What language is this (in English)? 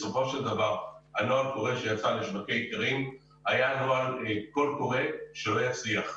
Hebrew